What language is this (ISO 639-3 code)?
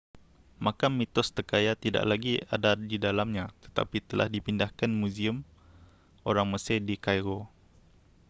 msa